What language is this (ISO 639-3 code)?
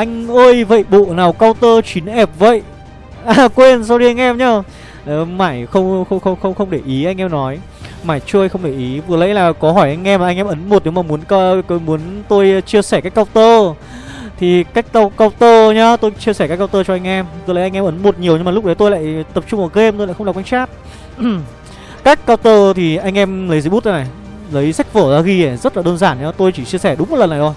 vie